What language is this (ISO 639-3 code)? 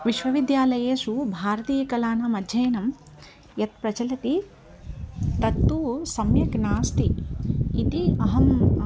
san